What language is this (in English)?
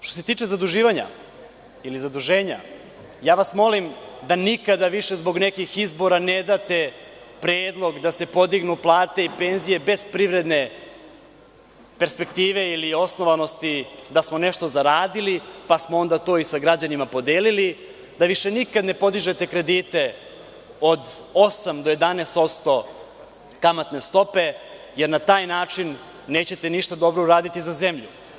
Serbian